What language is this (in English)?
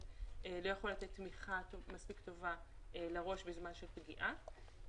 Hebrew